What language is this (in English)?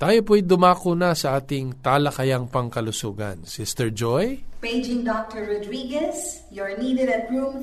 Filipino